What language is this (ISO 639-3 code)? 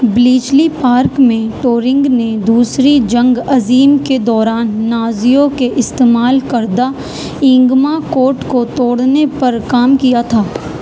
urd